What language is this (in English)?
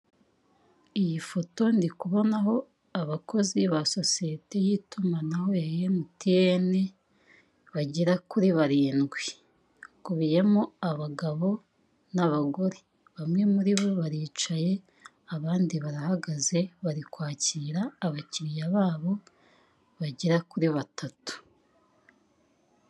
Kinyarwanda